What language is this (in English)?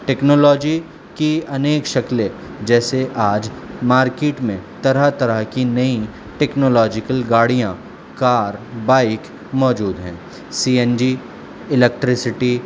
Urdu